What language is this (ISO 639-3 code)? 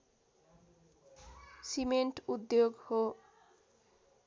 nep